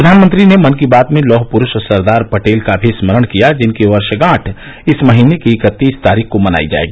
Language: Hindi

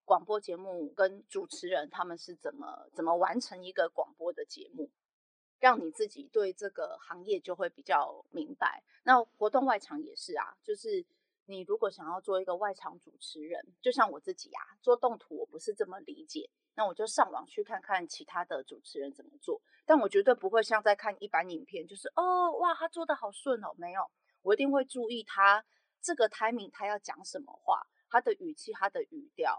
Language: Chinese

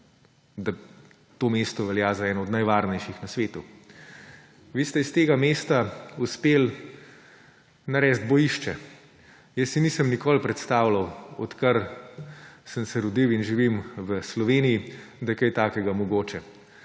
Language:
Slovenian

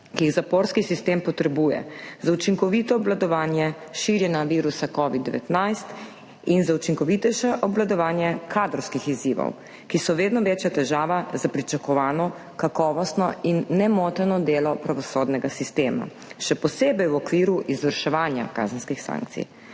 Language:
Slovenian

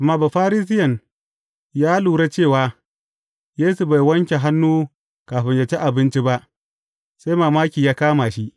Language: Hausa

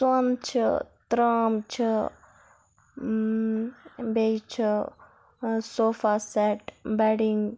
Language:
Kashmiri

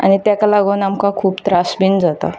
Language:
Konkani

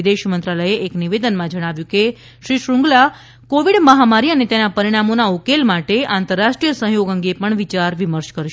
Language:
Gujarati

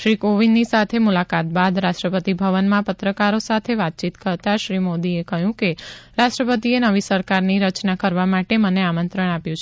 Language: Gujarati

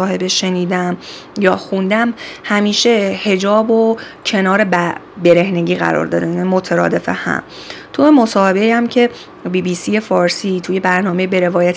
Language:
Persian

